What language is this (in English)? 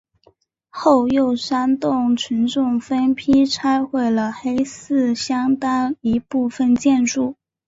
Chinese